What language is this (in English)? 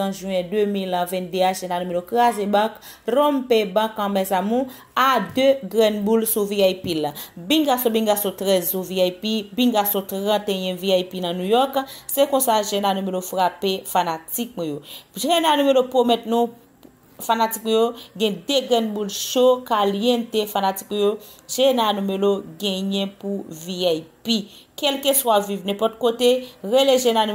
French